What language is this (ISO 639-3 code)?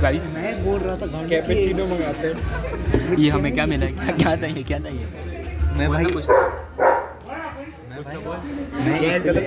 hin